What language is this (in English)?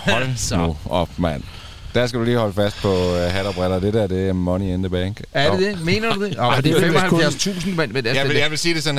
Danish